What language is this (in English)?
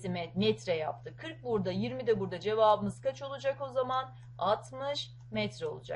Turkish